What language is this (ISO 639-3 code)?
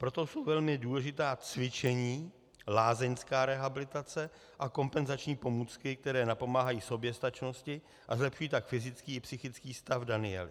ces